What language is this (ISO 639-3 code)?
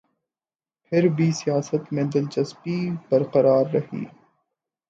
urd